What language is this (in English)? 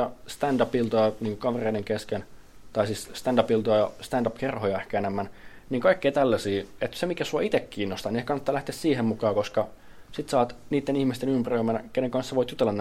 Finnish